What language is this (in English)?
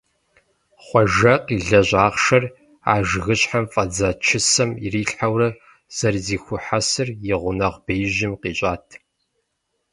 Kabardian